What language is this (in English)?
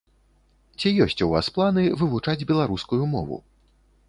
Belarusian